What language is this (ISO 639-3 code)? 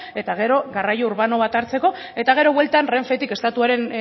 eus